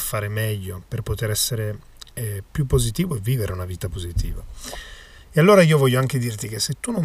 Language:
Italian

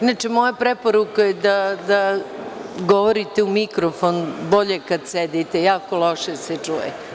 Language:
Serbian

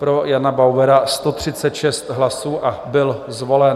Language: Czech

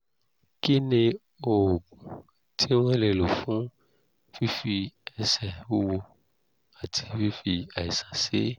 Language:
Yoruba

